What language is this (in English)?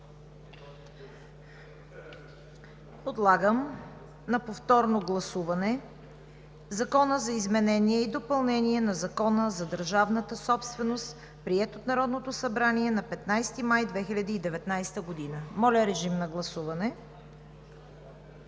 Bulgarian